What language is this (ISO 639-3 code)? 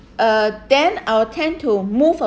eng